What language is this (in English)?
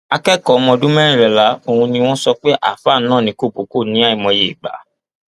Yoruba